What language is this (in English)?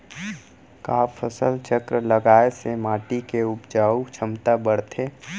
Chhattisgarhi